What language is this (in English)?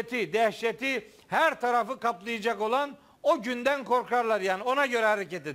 Turkish